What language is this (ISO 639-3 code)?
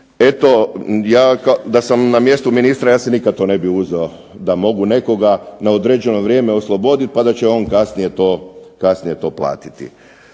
hrv